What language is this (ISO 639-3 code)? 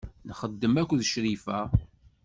kab